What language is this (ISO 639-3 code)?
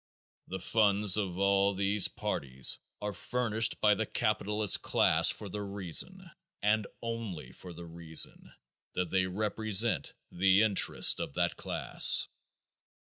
eng